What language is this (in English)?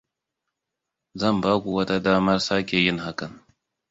Hausa